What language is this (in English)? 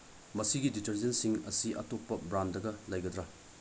Manipuri